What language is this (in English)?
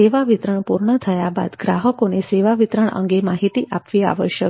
Gujarati